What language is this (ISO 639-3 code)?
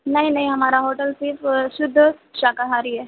urd